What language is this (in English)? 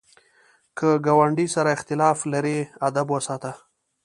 Pashto